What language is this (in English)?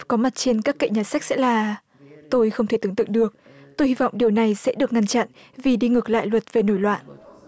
Vietnamese